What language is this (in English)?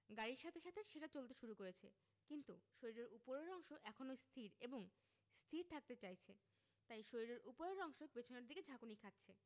Bangla